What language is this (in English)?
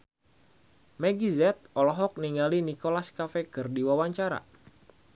Sundanese